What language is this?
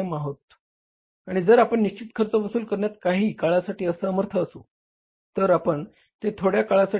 Marathi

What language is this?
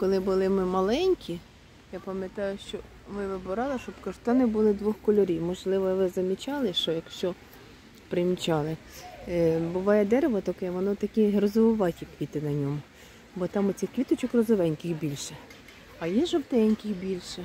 Ukrainian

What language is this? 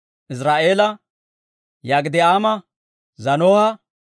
Dawro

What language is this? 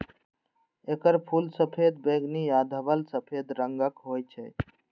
Maithili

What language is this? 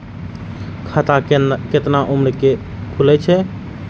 Maithili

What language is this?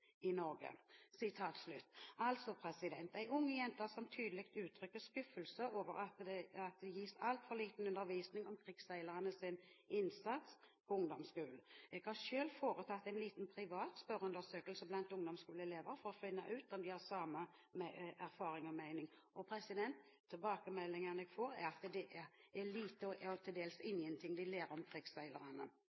Norwegian Bokmål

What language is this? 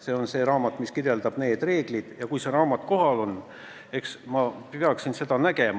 Estonian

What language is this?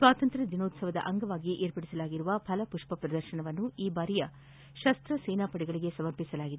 Kannada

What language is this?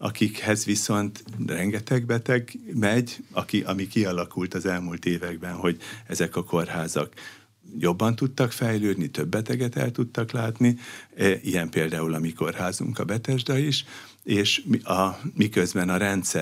Hungarian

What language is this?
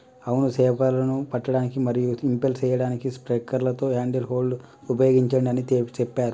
Telugu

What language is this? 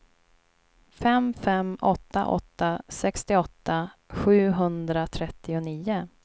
Swedish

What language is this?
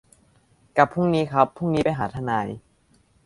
Thai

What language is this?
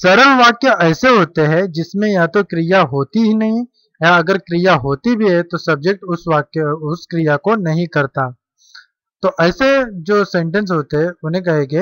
Hindi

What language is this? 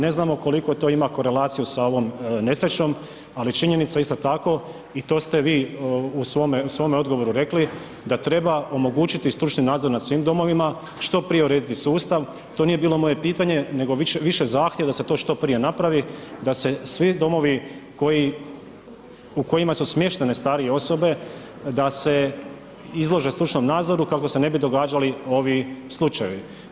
Croatian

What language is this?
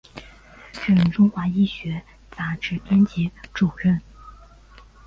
Chinese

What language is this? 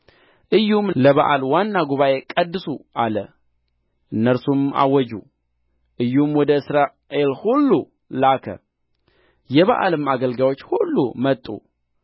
Amharic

